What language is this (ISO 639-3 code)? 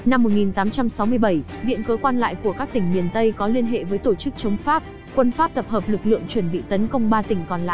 vie